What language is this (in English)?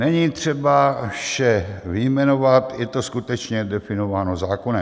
Czech